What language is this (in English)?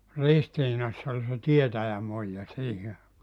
Finnish